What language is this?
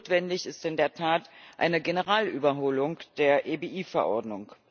German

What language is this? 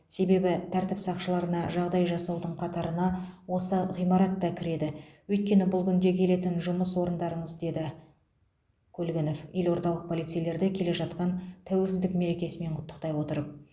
Kazakh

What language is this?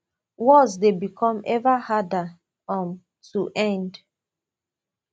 Nigerian Pidgin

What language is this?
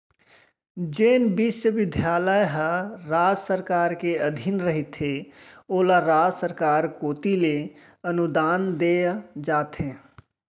Chhattisgarhi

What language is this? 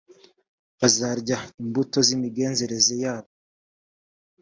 Kinyarwanda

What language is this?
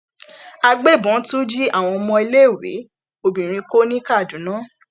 Yoruba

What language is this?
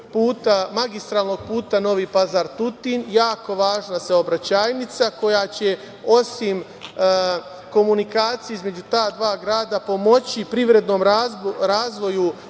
Serbian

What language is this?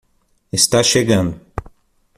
Portuguese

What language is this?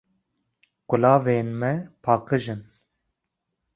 Kurdish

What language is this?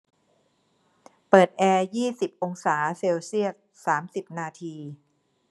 Thai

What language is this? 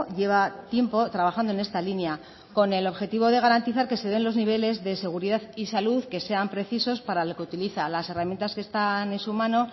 Spanish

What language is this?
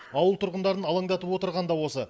Kazakh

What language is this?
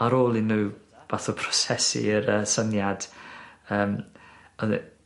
Welsh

